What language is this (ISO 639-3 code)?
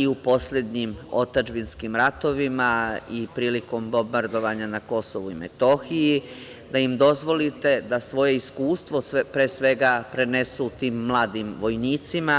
srp